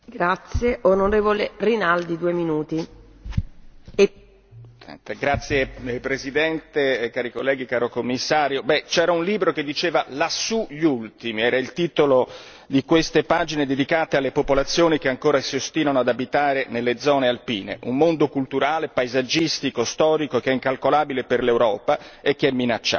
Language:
Italian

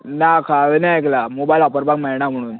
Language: Konkani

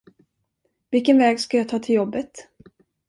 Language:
Swedish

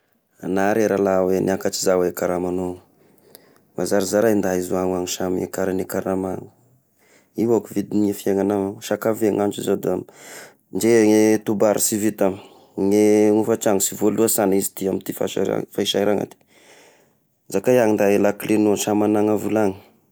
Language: Tesaka Malagasy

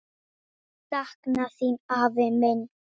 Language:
Icelandic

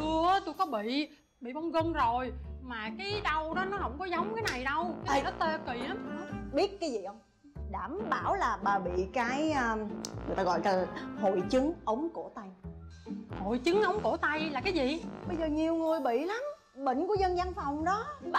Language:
Vietnamese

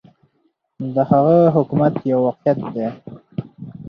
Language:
Pashto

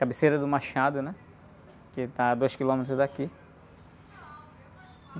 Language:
Portuguese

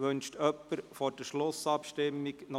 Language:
Swiss German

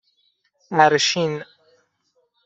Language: Persian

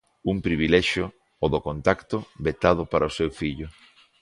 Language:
Galician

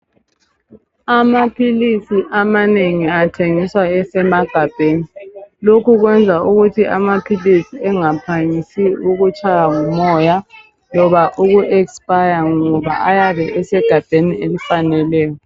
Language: North Ndebele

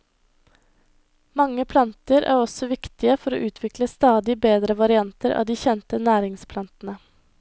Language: Norwegian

